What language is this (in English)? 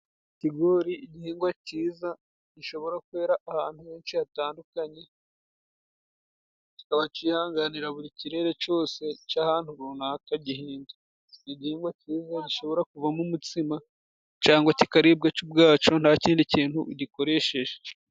Kinyarwanda